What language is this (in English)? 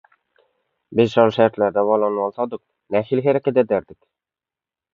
Turkmen